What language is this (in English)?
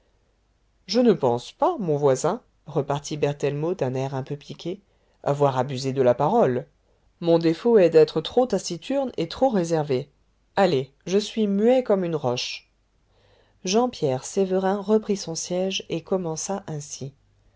French